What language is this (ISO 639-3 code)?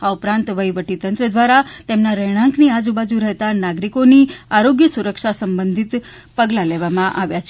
guj